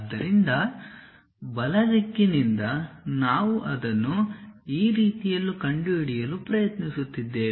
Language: Kannada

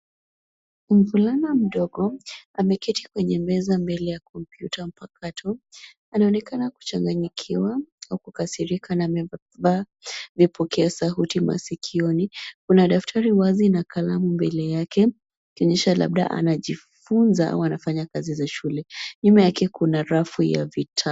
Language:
Swahili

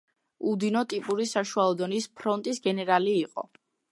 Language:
Georgian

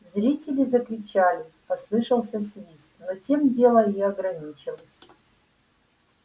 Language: Russian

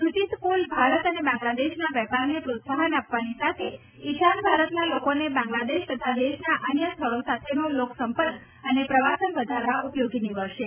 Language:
Gujarati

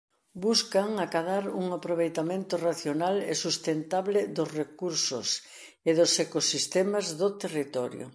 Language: Galician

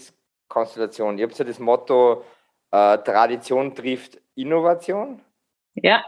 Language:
German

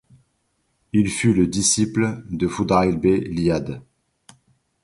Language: French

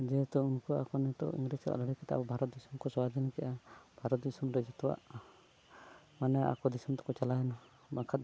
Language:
Santali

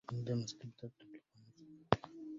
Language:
Arabic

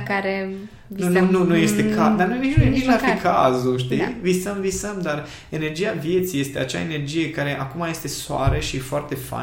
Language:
Romanian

